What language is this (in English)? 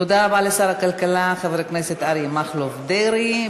Hebrew